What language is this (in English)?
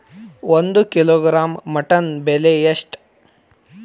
Kannada